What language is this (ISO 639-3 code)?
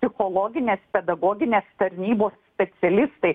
lit